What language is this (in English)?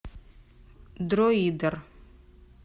Russian